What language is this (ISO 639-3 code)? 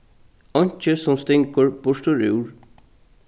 fao